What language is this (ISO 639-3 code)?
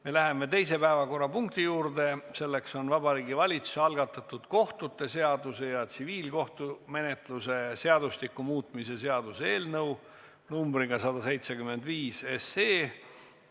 est